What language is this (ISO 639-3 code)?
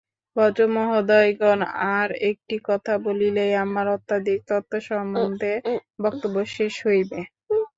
ben